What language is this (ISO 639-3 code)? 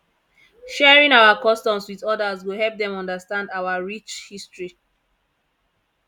pcm